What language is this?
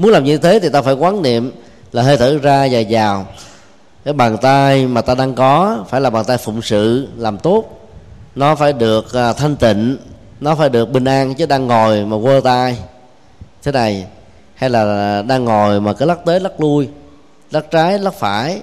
Vietnamese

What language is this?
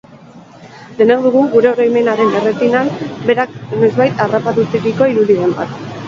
Basque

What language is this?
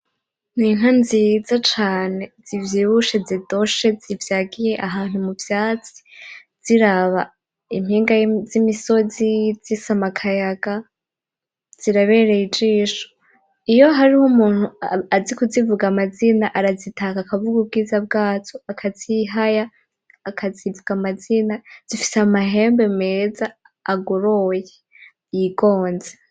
Rundi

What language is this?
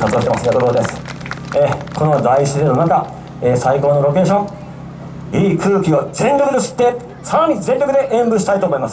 Japanese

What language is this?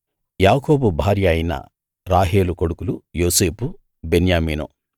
Telugu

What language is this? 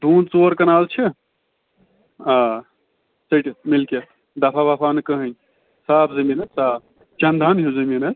Kashmiri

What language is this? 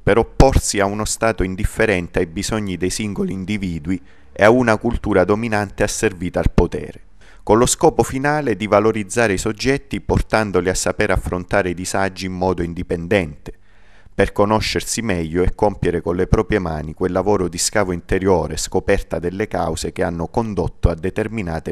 Italian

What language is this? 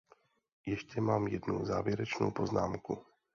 Czech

